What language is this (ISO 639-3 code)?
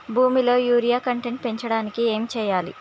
tel